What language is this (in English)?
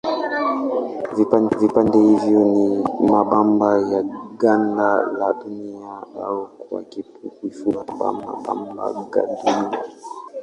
Swahili